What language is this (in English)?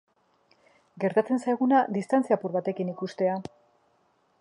Basque